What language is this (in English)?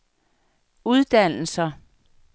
Danish